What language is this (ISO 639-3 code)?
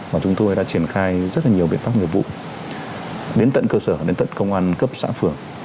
vie